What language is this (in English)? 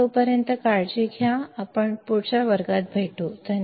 Marathi